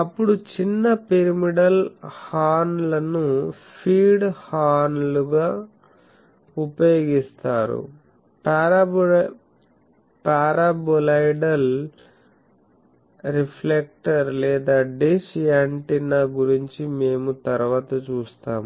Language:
Telugu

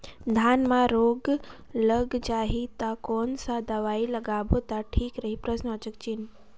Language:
Chhattisgarhi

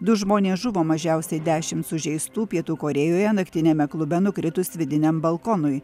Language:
Lithuanian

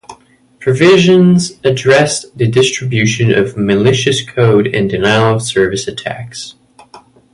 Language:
English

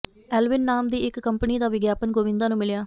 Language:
Punjabi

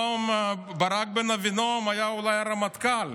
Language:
Hebrew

